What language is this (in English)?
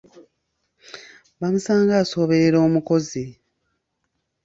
Ganda